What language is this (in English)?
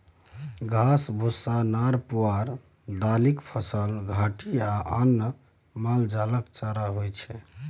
Maithili